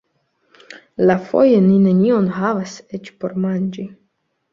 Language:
Esperanto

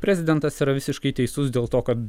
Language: Lithuanian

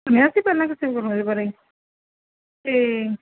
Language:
Punjabi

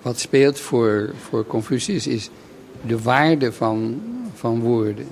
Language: Dutch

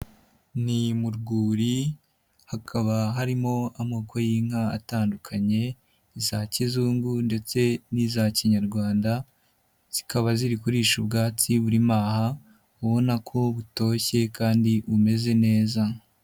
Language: Kinyarwanda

